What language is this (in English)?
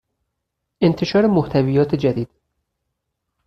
Persian